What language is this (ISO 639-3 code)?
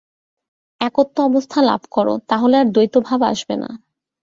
ben